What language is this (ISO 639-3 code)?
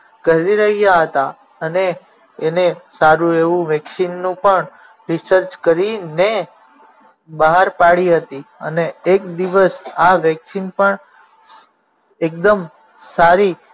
guj